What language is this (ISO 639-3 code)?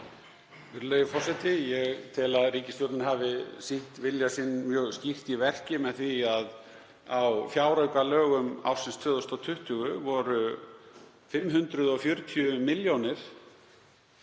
isl